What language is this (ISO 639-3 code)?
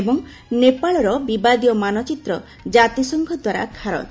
ori